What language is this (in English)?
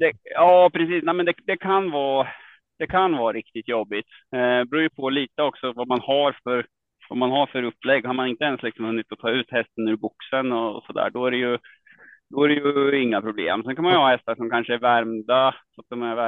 Swedish